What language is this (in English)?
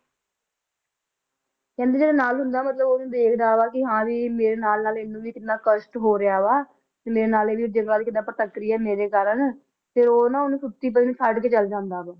Punjabi